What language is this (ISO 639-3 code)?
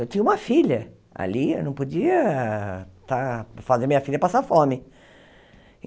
por